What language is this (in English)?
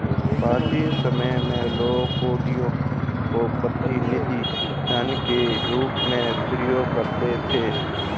Hindi